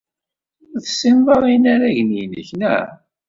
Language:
Kabyle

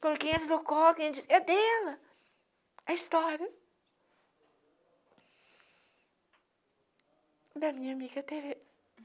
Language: Portuguese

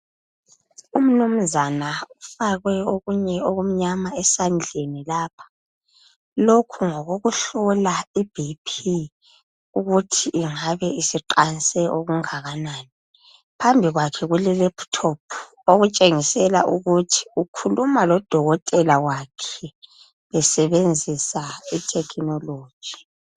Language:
North Ndebele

